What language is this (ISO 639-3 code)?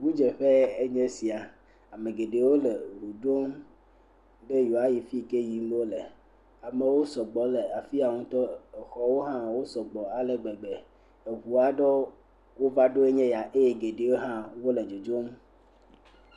ewe